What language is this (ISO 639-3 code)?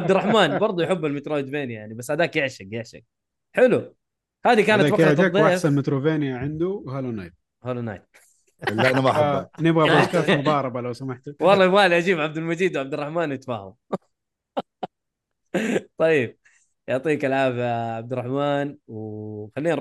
ara